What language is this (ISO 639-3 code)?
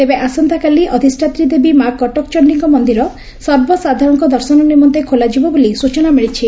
ori